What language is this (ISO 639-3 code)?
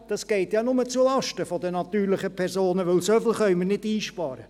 gsw